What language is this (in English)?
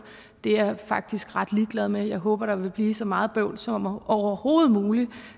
Danish